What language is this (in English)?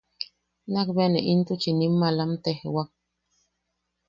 Yaqui